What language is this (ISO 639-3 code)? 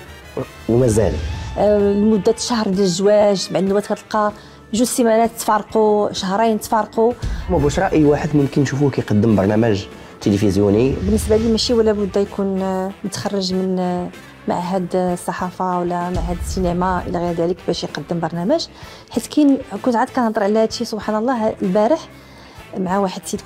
ara